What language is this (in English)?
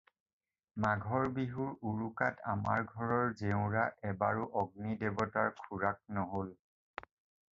Assamese